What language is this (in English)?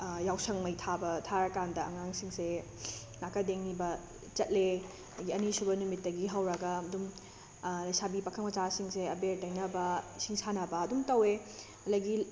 Manipuri